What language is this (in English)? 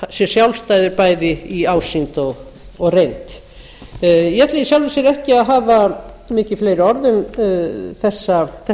Icelandic